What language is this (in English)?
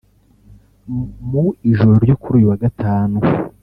Kinyarwanda